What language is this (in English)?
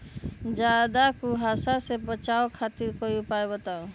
Magahi